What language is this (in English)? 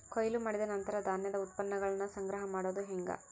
Kannada